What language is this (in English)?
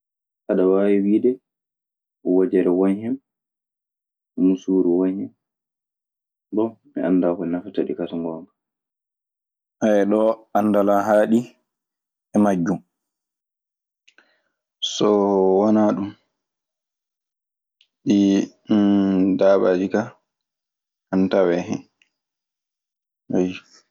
Maasina Fulfulde